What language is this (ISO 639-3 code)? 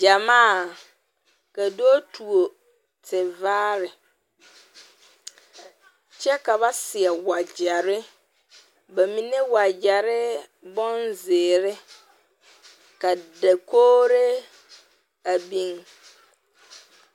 dga